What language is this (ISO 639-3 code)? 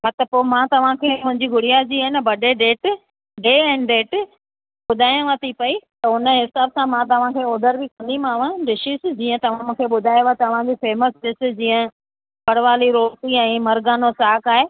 snd